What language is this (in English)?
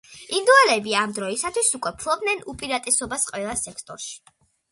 Georgian